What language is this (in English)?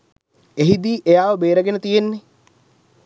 Sinhala